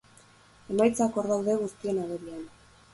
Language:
Basque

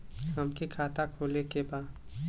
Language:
Bhojpuri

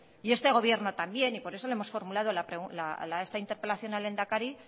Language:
Spanish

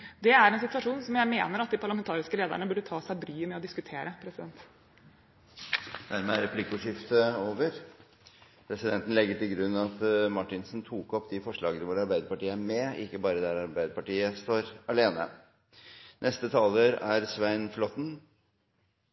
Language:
Norwegian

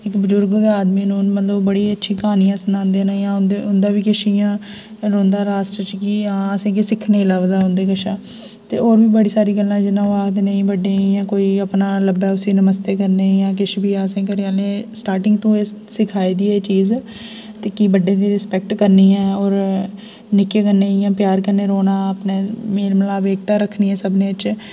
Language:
Dogri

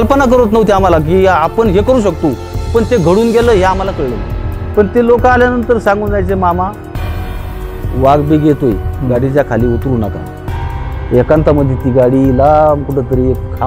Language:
Romanian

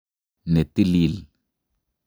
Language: Kalenjin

